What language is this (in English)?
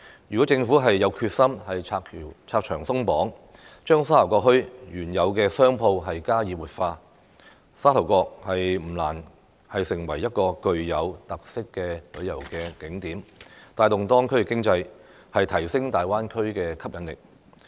Cantonese